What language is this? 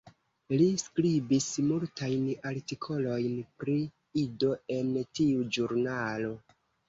Esperanto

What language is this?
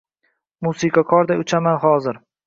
Uzbek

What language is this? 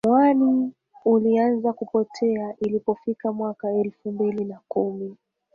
Swahili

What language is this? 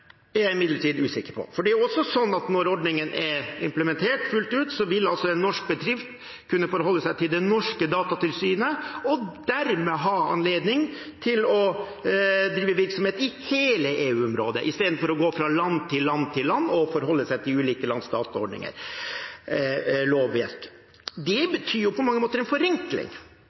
Norwegian Bokmål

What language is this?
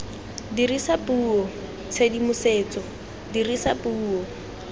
Tswana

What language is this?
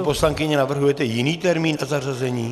Czech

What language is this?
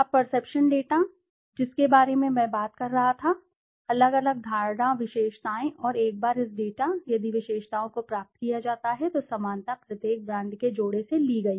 Hindi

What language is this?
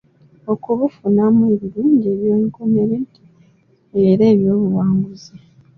Ganda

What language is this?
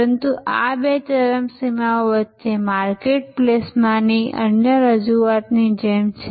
Gujarati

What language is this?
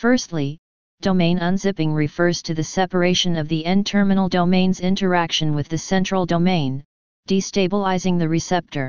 English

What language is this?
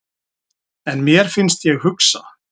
Icelandic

